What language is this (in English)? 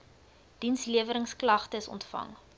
Afrikaans